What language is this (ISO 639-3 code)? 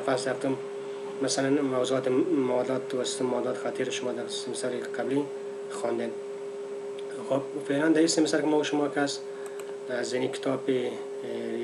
fas